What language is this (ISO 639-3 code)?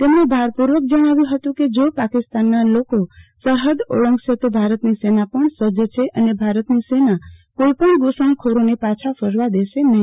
guj